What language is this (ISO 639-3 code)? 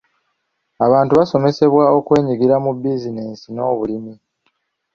lug